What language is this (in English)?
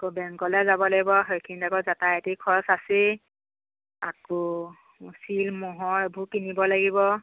Assamese